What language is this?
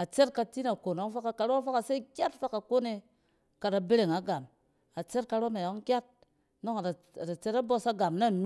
Cen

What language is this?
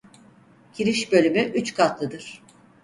Turkish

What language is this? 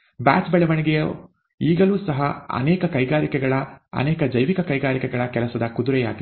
Kannada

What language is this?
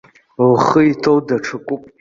Abkhazian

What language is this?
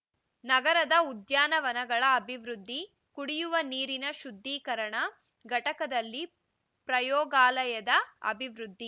Kannada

